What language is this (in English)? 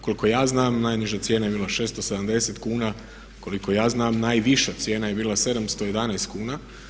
Croatian